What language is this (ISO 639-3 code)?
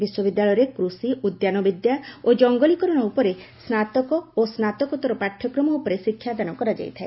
ori